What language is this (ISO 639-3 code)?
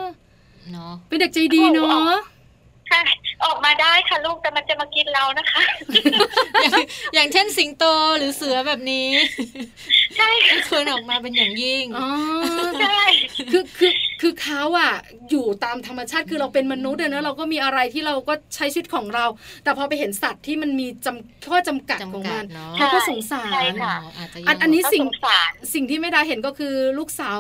tha